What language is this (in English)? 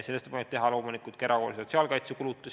Estonian